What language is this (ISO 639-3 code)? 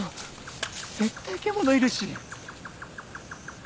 jpn